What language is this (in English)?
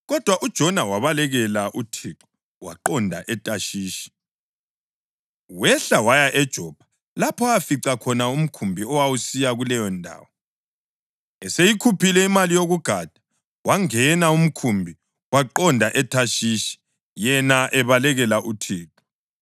North Ndebele